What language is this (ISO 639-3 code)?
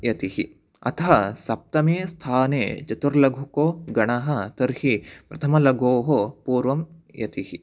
san